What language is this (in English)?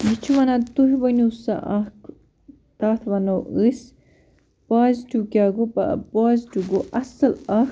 Kashmiri